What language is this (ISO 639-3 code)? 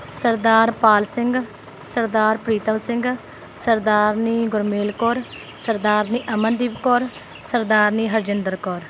pan